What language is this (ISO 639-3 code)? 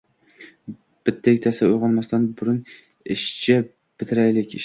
uzb